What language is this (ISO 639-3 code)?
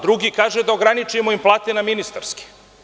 srp